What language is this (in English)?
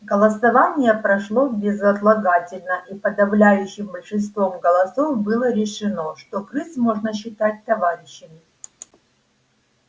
Russian